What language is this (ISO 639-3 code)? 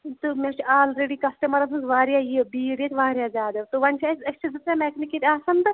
kas